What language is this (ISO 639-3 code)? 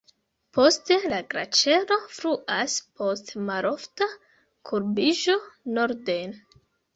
epo